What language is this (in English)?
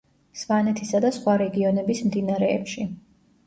Georgian